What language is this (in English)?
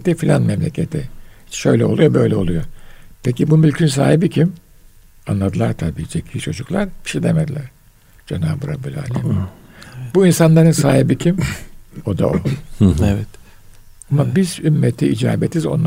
Turkish